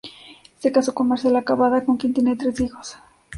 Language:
Spanish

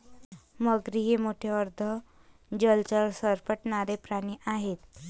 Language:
Marathi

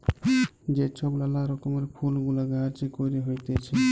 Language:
Bangla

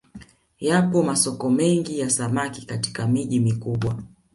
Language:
Swahili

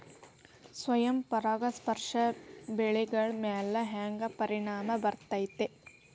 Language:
Kannada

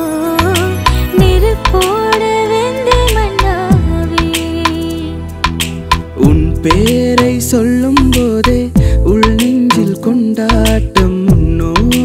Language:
Tamil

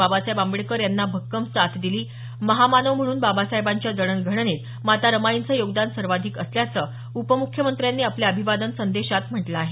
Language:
Marathi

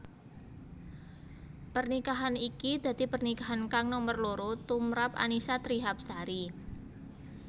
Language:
Javanese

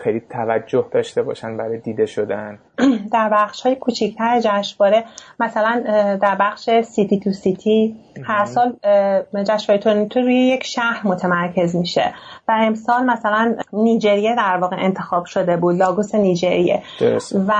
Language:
Persian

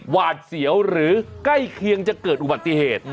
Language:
Thai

